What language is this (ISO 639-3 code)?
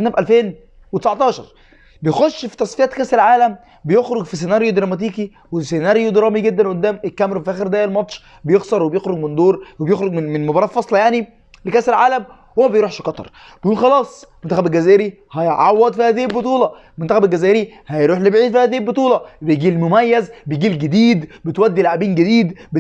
ara